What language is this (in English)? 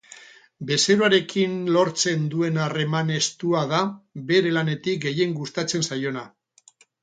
Basque